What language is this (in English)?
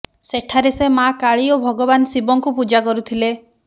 Odia